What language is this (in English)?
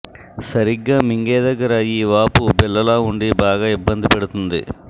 Telugu